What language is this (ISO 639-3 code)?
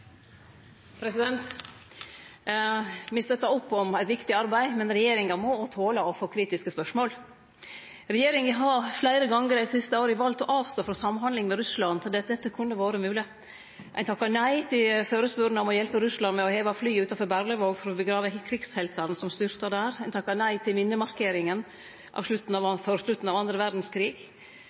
nno